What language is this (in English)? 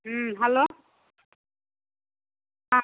Hindi